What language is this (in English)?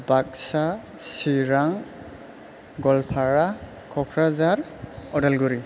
Bodo